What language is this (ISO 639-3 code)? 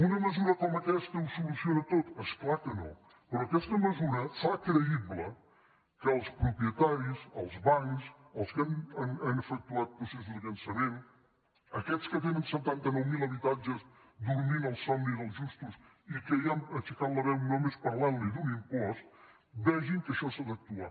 cat